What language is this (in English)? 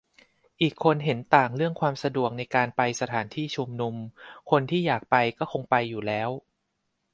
Thai